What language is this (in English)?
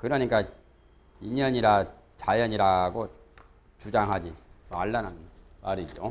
Korean